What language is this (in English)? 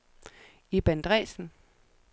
Danish